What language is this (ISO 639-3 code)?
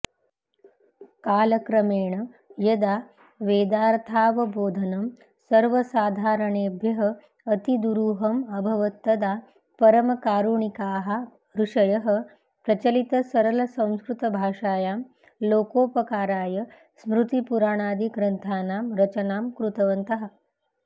san